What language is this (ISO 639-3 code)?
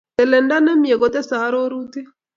kln